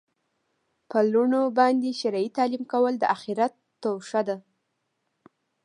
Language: Pashto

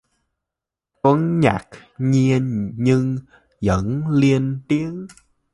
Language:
Vietnamese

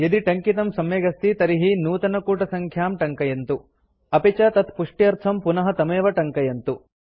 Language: Sanskrit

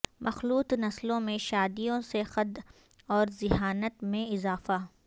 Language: Urdu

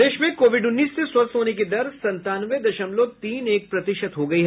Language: Hindi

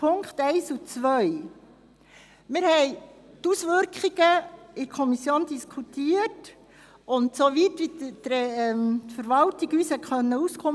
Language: Swiss German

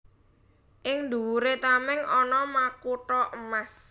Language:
Javanese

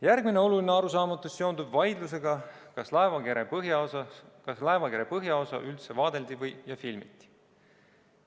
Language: Estonian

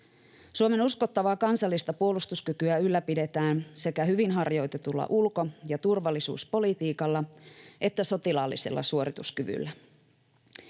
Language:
Finnish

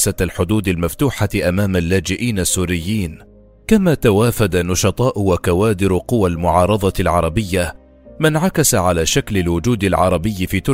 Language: Arabic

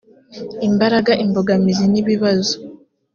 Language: Kinyarwanda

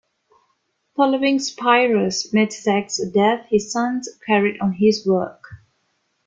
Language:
English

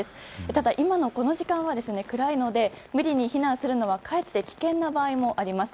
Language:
Japanese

